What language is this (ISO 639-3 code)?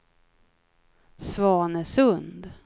swe